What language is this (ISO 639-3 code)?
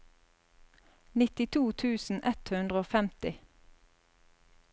nor